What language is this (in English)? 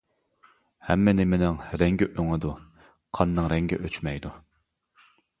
Uyghur